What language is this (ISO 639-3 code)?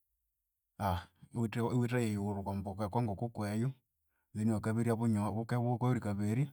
koo